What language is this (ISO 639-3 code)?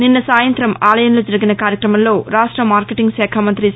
tel